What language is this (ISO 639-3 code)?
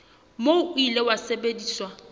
sot